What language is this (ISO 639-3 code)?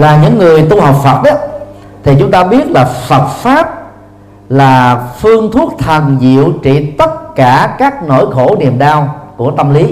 vie